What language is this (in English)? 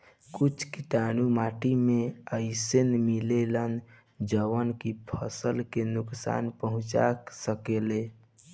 Bhojpuri